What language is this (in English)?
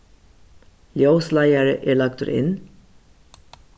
Faroese